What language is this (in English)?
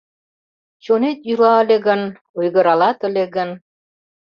Mari